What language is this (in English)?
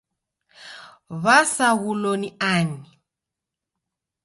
Taita